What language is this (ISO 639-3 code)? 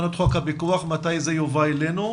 heb